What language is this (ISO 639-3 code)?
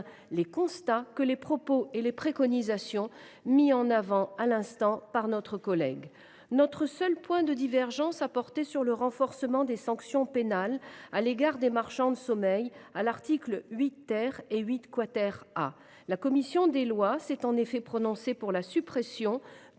fra